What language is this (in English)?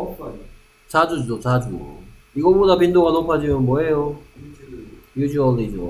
Korean